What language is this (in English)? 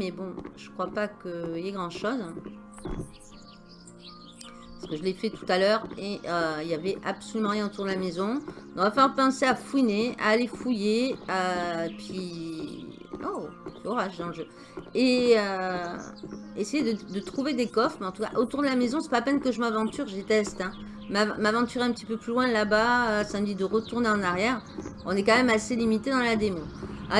French